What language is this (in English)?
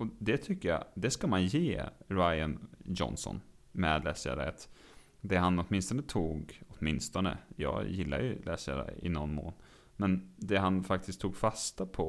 Swedish